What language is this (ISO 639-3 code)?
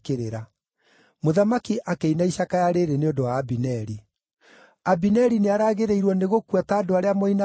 kik